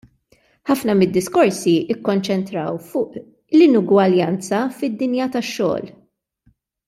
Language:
Maltese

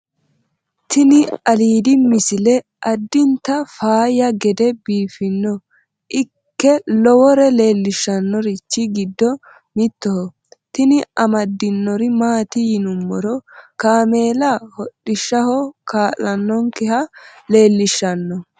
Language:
Sidamo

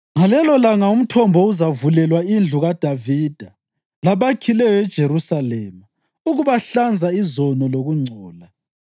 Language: North Ndebele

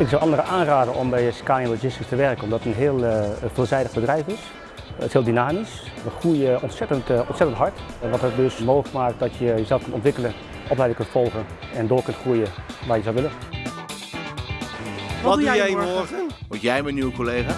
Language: Dutch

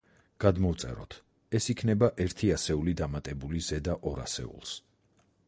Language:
Georgian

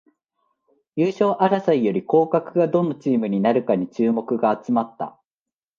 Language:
Japanese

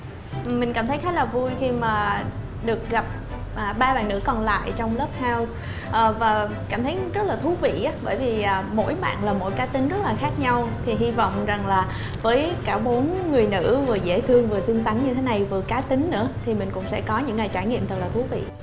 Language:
Vietnamese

